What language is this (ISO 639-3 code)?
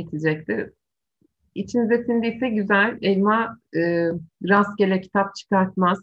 tur